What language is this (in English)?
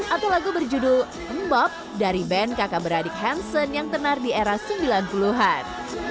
Indonesian